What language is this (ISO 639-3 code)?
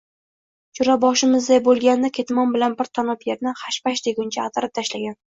uzb